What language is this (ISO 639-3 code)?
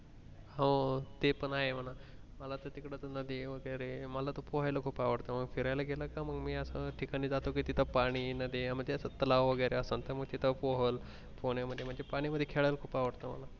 mar